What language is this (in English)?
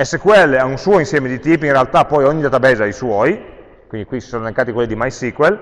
Italian